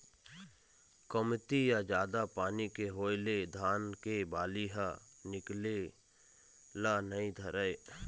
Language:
Chhattisgarhi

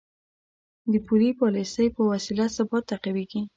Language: Pashto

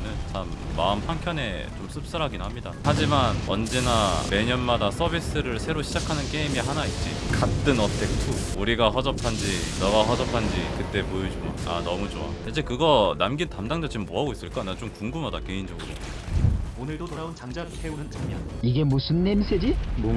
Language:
Korean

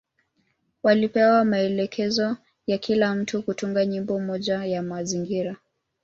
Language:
Swahili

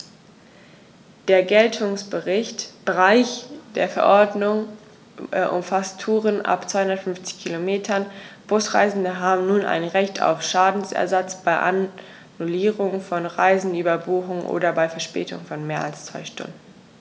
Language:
German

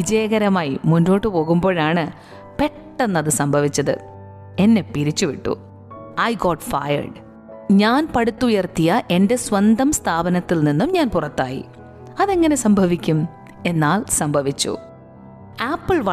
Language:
Malayalam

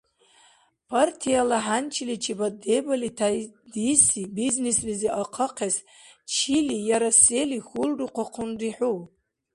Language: Dargwa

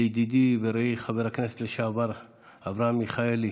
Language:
Hebrew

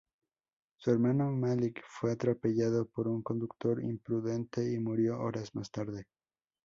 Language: Spanish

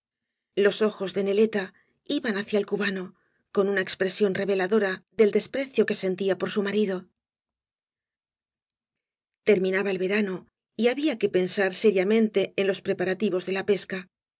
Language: Spanish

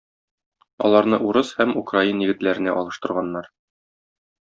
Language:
Tatar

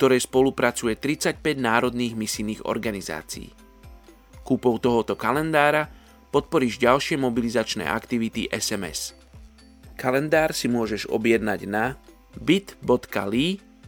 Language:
Slovak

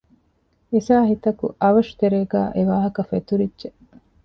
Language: Divehi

